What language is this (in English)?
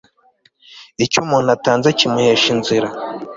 Kinyarwanda